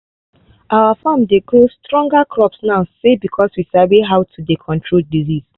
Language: Nigerian Pidgin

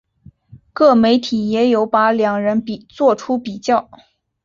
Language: Chinese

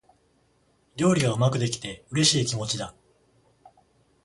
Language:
Japanese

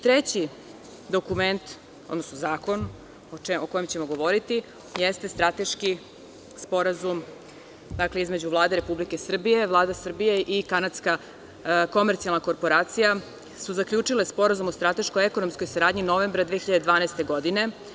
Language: Serbian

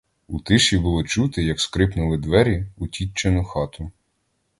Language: Ukrainian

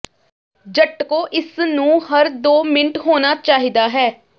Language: Punjabi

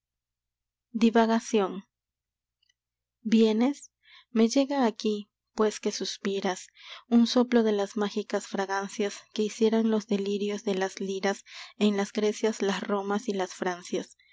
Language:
Spanish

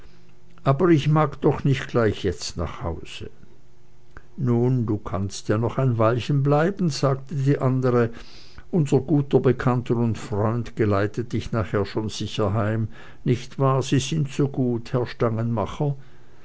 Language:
German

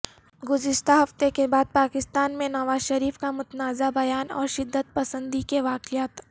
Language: Urdu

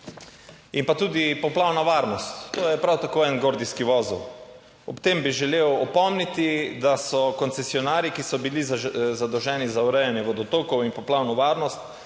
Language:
Slovenian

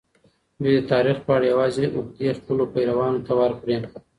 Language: Pashto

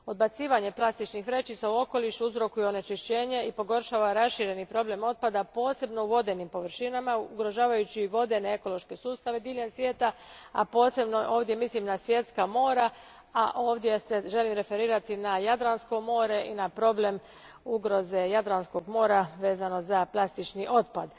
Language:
Croatian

